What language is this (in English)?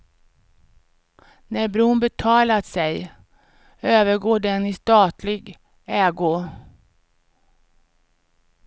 Swedish